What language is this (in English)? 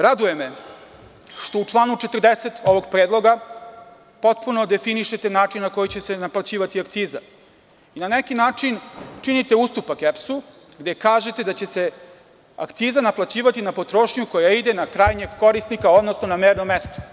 Serbian